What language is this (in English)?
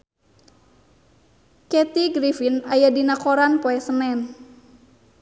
Sundanese